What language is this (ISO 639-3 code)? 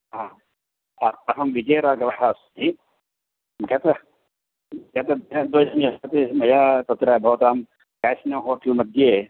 san